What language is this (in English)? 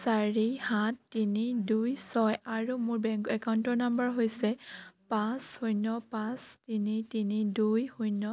Assamese